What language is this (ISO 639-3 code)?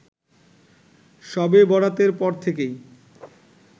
ben